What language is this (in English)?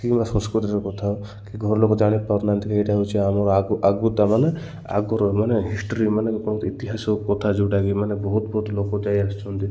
Odia